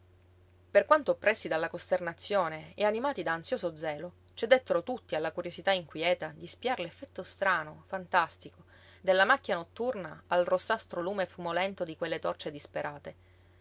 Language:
Italian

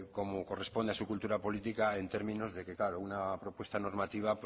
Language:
Spanish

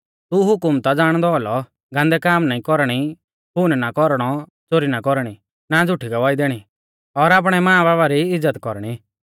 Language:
Mahasu Pahari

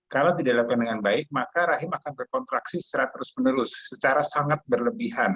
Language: Indonesian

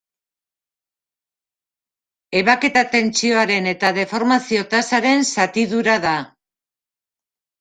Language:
Basque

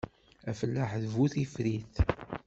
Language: Kabyle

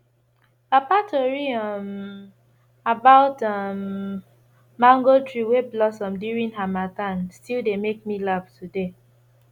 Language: Nigerian Pidgin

